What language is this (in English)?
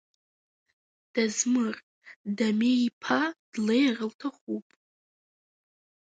Abkhazian